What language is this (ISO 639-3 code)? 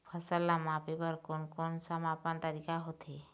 hne